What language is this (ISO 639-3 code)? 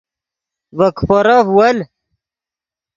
ydg